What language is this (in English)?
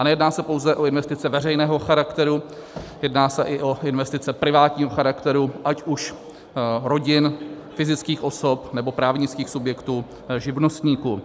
Czech